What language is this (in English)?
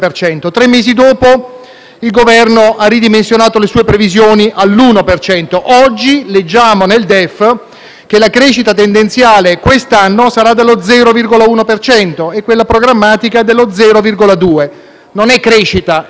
Italian